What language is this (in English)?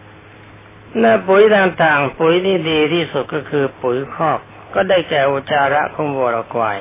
Thai